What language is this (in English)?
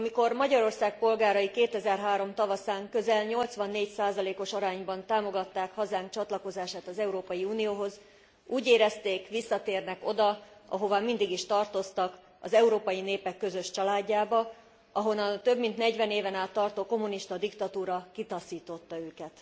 Hungarian